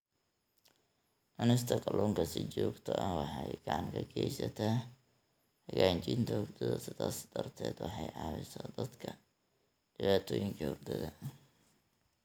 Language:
Somali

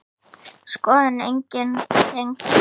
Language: Icelandic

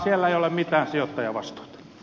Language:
Finnish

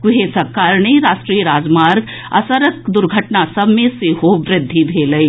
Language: Maithili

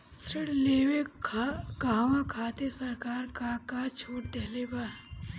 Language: Bhojpuri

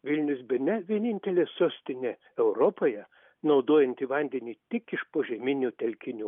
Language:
Lithuanian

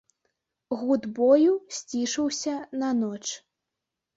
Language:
Belarusian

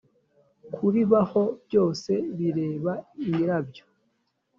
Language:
Kinyarwanda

